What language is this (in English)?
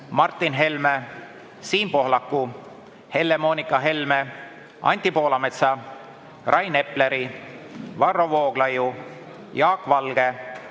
Estonian